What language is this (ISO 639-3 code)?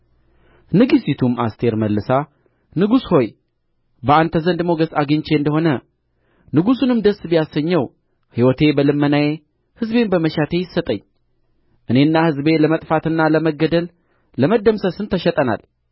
amh